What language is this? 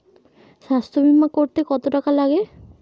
Bangla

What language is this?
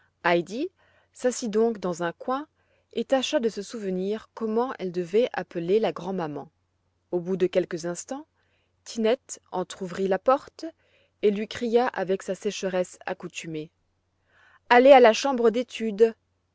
French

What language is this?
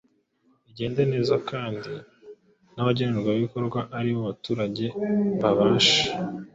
Kinyarwanda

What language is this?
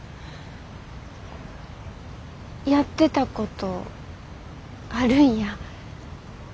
Japanese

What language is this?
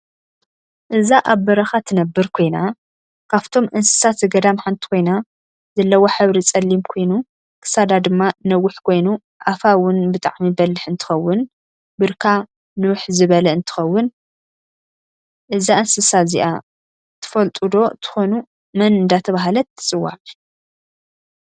Tigrinya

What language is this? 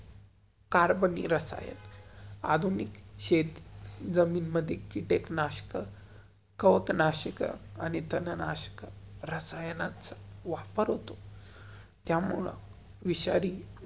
Marathi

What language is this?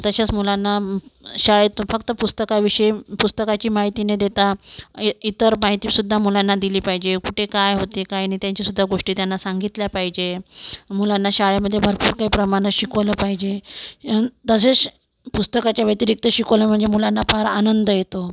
Marathi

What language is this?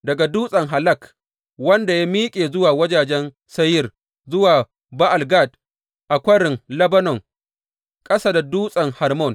Hausa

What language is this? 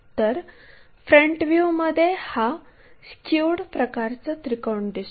Marathi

